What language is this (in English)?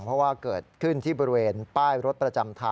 Thai